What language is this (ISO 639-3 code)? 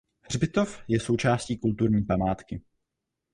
ces